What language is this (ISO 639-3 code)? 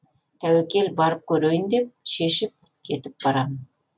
kaz